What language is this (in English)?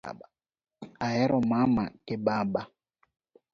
Luo (Kenya and Tanzania)